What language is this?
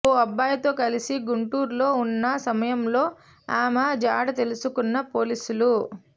Telugu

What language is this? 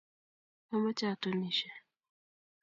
Kalenjin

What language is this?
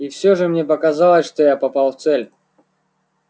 Russian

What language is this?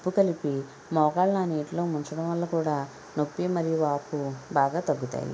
Telugu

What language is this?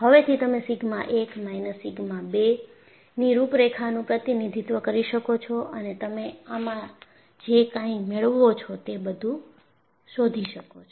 Gujarati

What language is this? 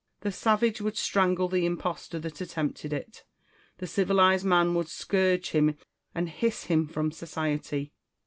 English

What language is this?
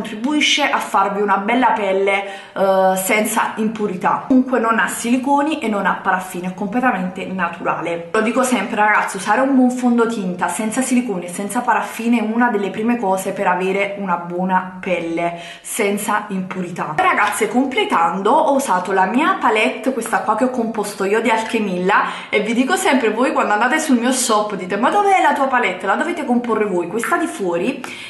Italian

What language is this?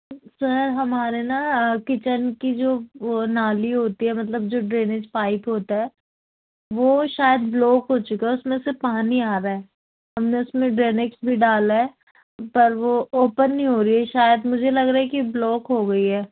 Urdu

